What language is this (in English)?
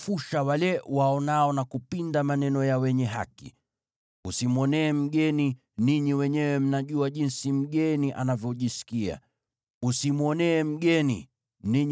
Swahili